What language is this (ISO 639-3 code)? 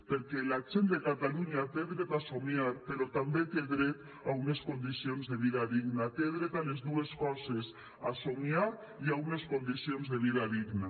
cat